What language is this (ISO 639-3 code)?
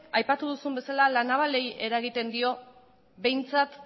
eus